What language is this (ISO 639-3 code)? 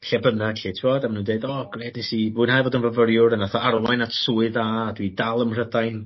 cym